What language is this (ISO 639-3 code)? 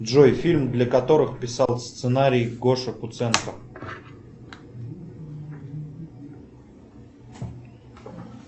rus